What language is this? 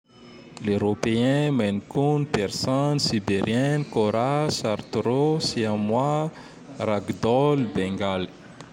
Tandroy-Mahafaly Malagasy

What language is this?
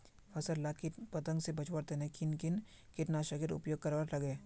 Magahi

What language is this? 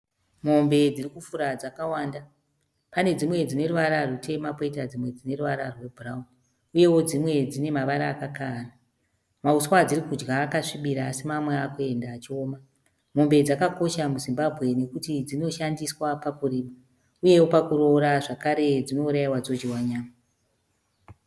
Shona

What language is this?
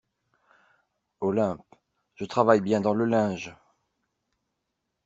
French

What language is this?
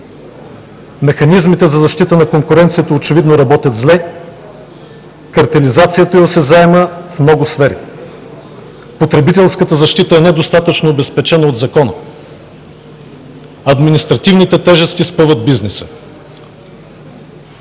Bulgarian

